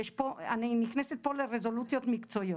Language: Hebrew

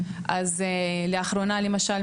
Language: Hebrew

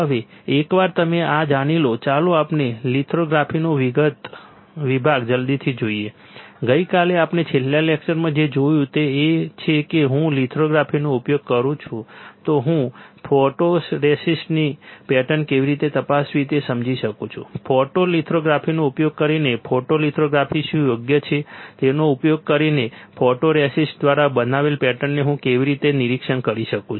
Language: Gujarati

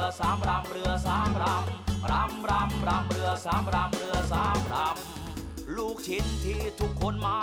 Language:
Thai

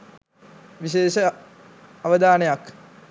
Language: Sinhala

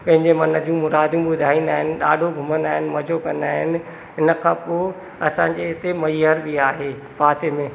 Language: Sindhi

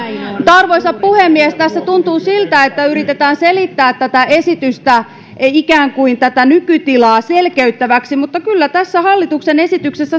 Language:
Finnish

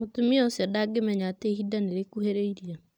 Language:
Kikuyu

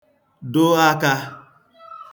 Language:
Igbo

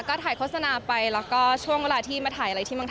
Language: Thai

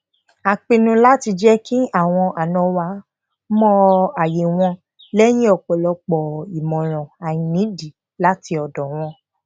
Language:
Yoruba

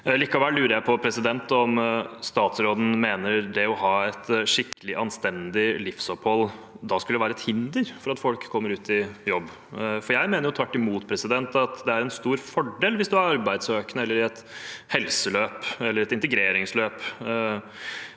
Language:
Norwegian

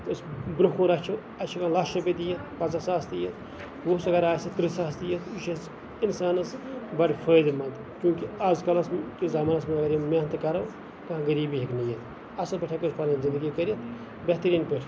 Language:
Kashmiri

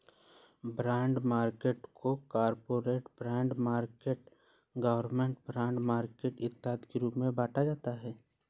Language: Hindi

